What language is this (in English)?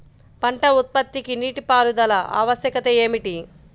Telugu